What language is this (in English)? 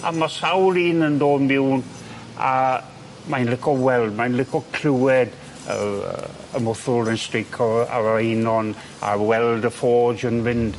Welsh